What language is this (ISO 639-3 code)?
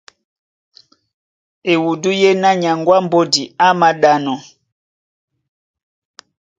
dua